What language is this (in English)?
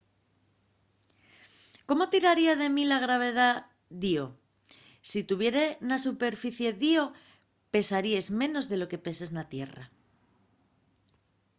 Asturian